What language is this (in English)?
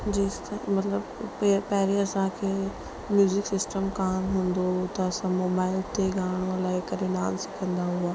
Sindhi